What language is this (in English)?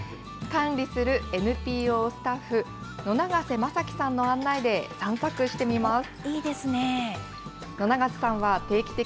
Japanese